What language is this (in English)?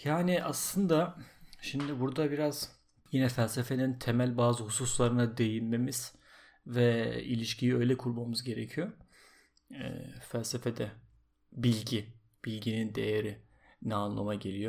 Turkish